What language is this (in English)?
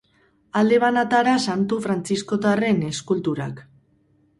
Basque